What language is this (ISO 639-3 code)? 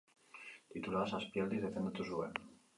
eus